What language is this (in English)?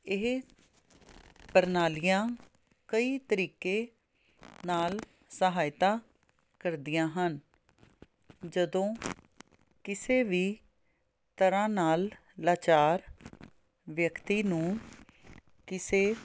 Punjabi